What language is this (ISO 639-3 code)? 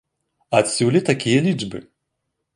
bel